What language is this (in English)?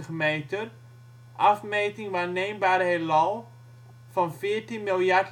Dutch